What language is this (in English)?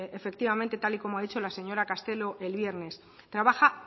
Spanish